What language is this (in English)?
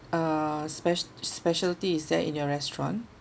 English